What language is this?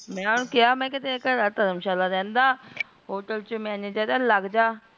Punjabi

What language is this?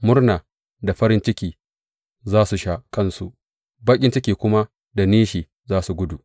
Hausa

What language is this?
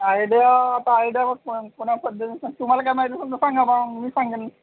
Marathi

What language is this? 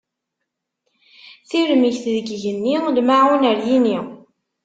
Kabyle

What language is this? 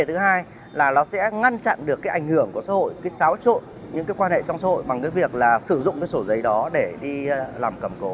Vietnamese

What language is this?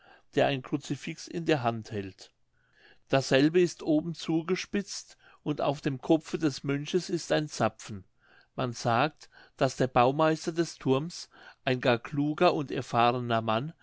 German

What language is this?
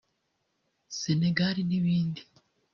Kinyarwanda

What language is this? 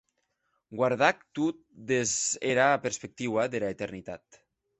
Occitan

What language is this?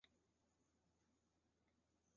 Chinese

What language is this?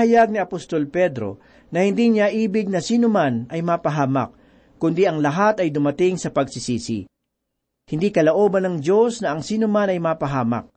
Filipino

